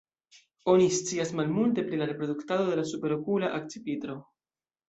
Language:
Esperanto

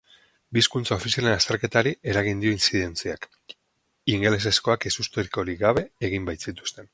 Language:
Basque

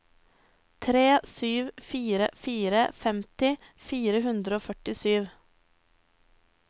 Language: Norwegian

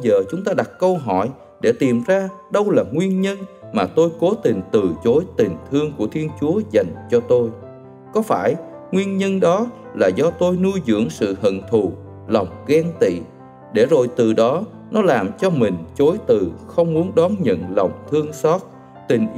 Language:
Vietnamese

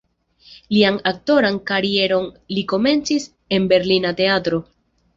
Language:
Esperanto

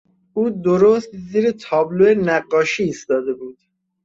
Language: Persian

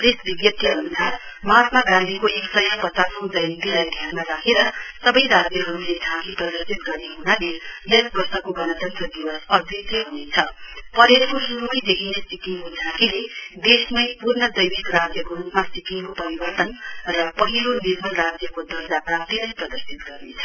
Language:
Nepali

